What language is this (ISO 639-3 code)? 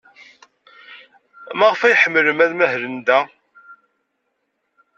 kab